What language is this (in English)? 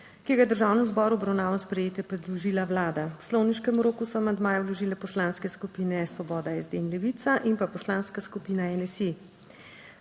Slovenian